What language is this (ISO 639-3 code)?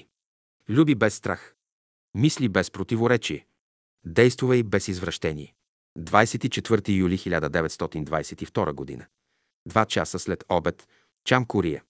bul